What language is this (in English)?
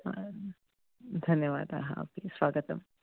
Sanskrit